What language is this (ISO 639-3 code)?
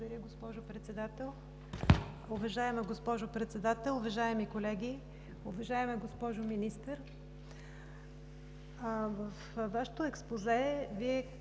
bul